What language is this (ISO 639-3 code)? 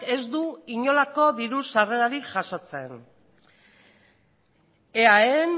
eus